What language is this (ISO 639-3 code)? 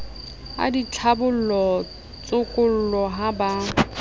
sot